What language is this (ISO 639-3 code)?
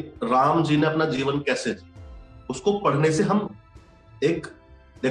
hin